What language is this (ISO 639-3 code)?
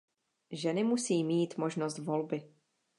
ces